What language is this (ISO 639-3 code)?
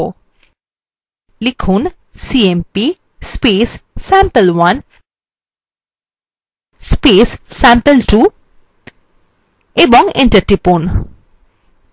ben